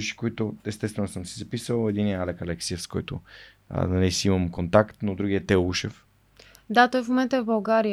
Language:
Bulgarian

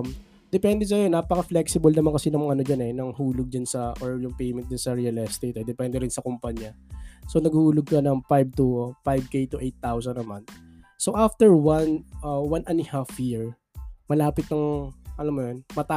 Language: Filipino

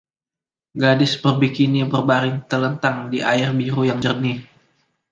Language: Indonesian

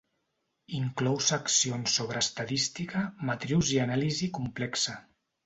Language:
Catalan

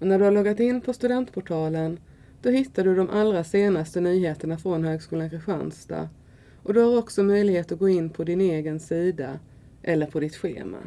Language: Swedish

